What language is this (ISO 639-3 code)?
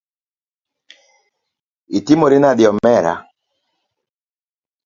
luo